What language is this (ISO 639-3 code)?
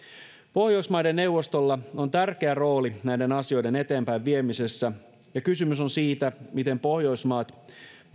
fin